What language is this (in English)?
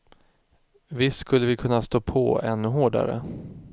Swedish